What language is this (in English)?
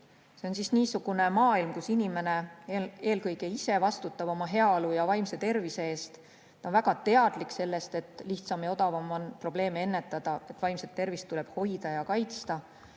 Estonian